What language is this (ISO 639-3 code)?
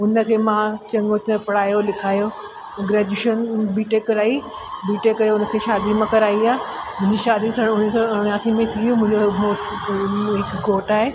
snd